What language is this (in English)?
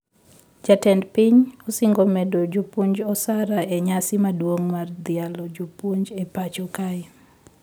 Luo (Kenya and Tanzania)